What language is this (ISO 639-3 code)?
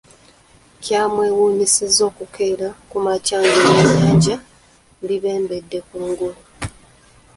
lug